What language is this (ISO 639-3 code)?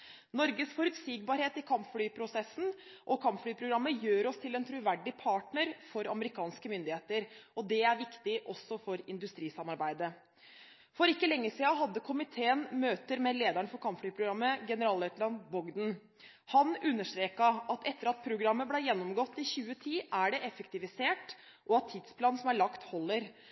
nob